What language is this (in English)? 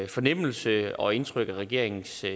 Danish